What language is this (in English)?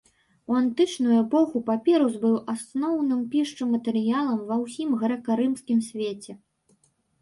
Belarusian